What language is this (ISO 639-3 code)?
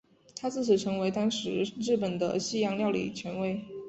zho